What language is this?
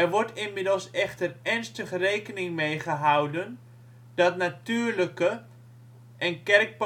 Dutch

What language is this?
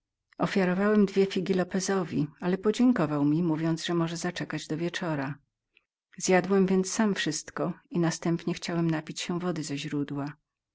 Polish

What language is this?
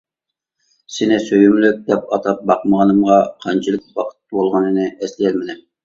Uyghur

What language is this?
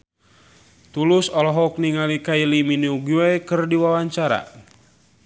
Sundanese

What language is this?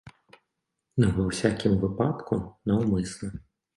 Belarusian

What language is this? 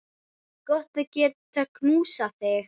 Icelandic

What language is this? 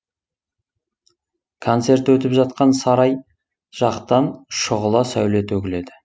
Kazakh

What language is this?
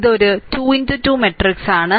Malayalam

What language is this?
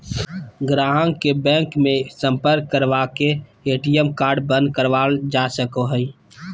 Magahi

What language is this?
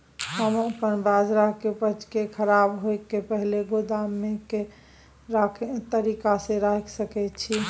Maithili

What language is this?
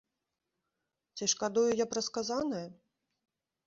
Belarusian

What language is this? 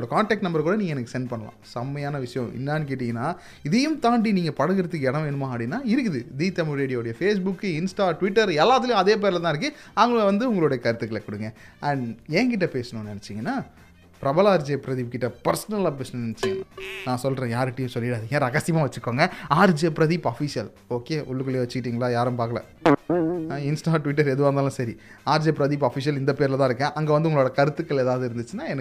Tamil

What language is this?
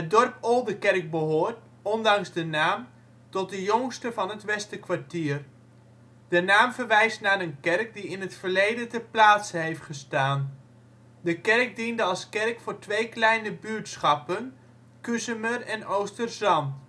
Dutch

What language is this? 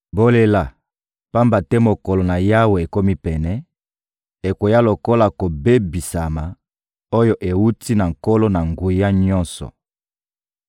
Lingala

